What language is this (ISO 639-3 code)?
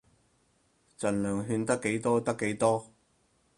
yue